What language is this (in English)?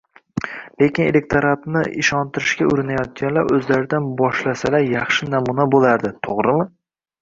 Uzbek